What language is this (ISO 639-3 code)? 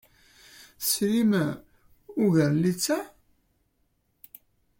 kab